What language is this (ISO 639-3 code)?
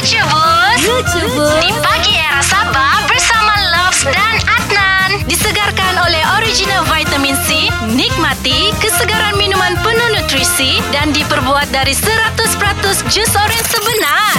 msa